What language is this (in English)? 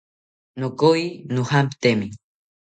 South Ucayali Ashéninka